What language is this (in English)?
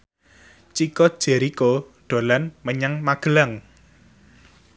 Javanese